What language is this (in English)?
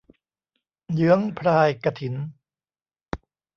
Thai